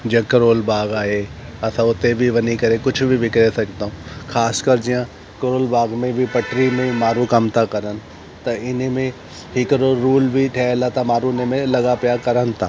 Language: Sindhi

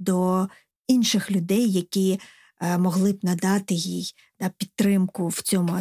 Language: Ukrainian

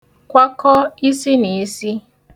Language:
Igbo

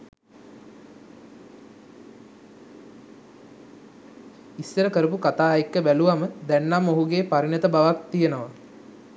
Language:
Sinhala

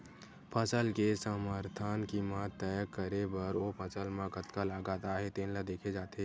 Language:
Chhattisgarhi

